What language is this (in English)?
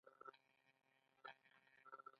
Pashto